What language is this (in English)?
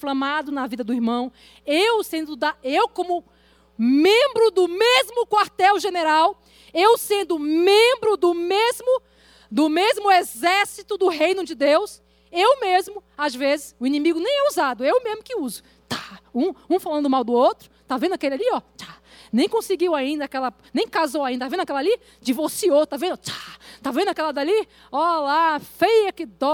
Portuguese